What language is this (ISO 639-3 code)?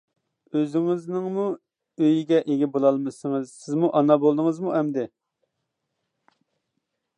uig